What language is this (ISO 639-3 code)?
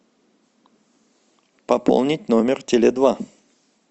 rus